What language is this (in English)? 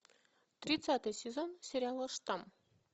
Russian